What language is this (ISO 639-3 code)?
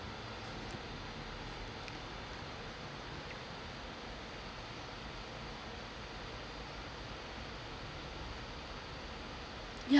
eng